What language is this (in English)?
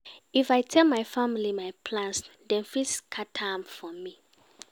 Nigerian Pidgin